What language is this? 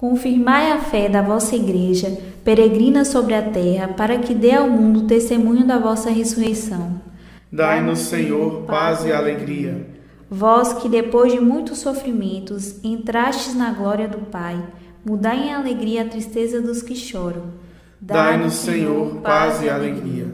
Portuguese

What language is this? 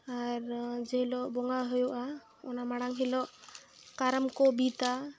Santali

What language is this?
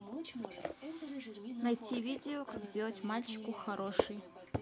Russian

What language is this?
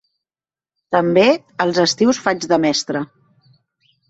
Catalan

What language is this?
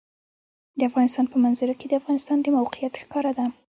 Pashto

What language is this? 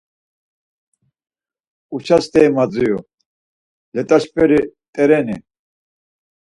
Laz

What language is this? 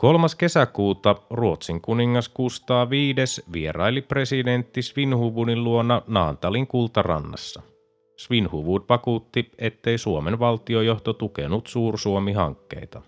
Finnish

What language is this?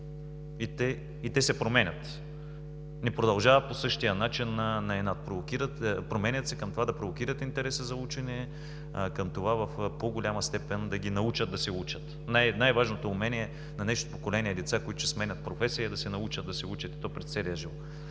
Bulgarian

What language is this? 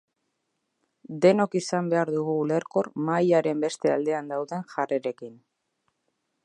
Basque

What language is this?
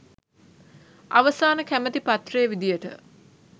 Sinhala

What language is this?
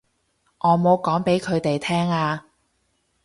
Cantonese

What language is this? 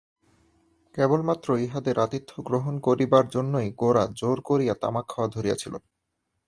Bangla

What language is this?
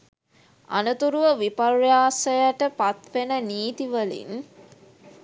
Sinhala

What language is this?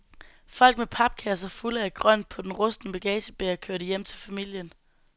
Danish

